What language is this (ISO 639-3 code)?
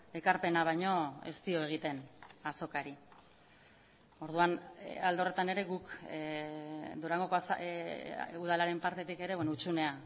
eus